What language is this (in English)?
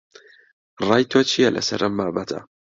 Central Kurdish